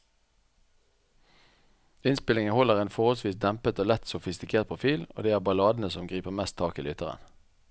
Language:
Norwegian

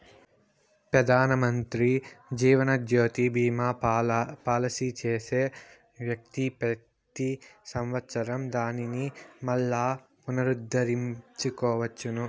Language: Telugu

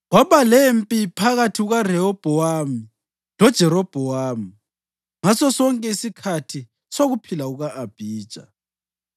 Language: North Ndebele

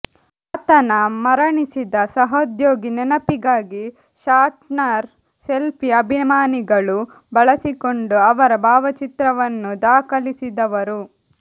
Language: Kannada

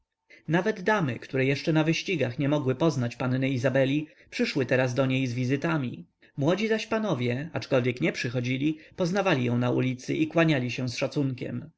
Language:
Polish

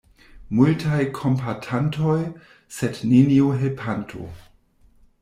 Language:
Esperanto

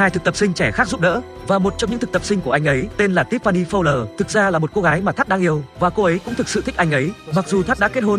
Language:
Vietnamese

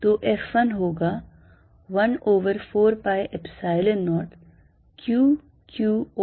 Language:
Hindi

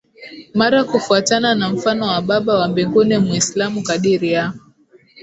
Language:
Swahili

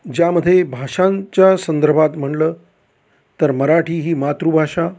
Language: Marathi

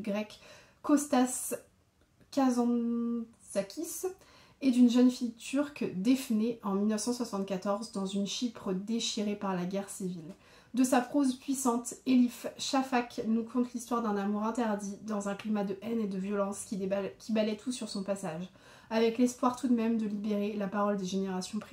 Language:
French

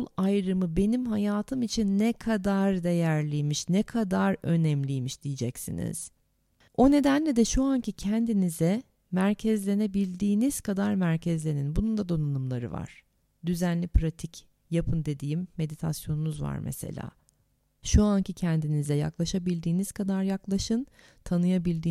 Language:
Turkish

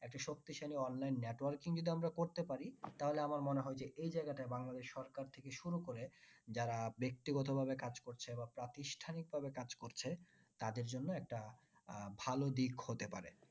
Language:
Bangla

